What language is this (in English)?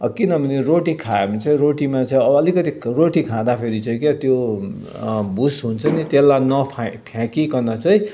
Nepali